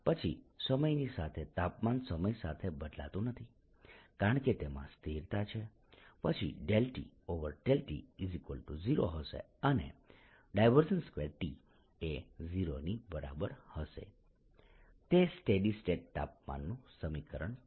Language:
Gujarati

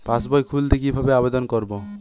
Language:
Bangla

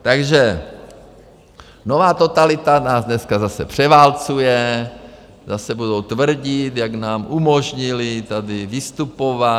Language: Czech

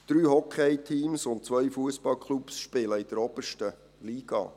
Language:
Swiss German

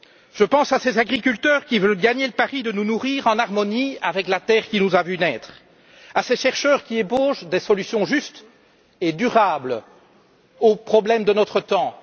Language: French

